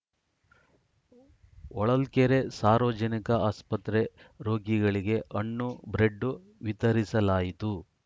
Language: Kannada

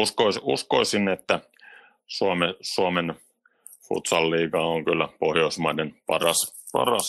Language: Finnish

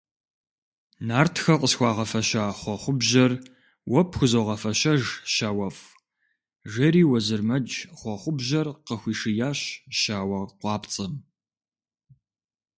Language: Kabardian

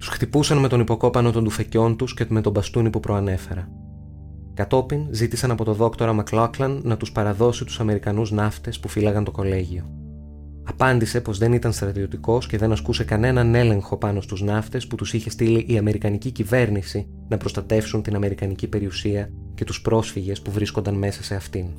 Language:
Greek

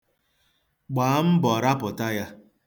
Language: Igbo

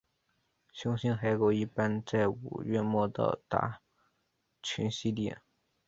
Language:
Chinese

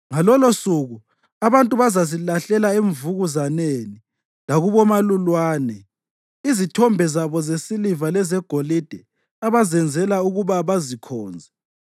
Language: North Ndebele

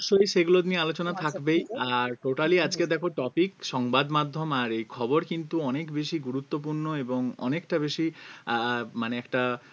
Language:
Bangla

